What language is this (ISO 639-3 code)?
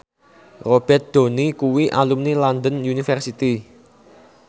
jav